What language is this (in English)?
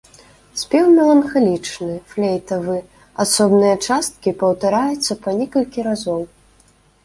Belarusian